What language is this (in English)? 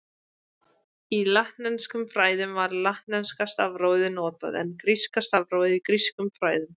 Icelandic